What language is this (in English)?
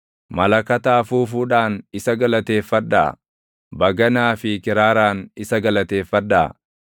Oromo